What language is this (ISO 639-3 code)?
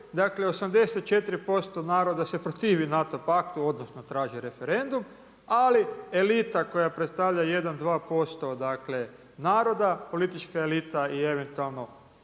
hrv